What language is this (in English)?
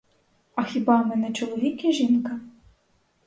Ukrainian